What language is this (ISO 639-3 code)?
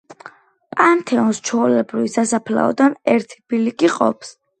kat